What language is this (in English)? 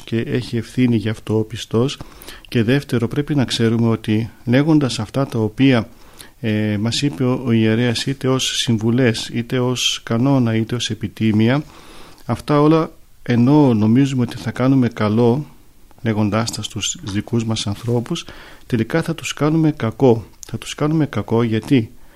Greek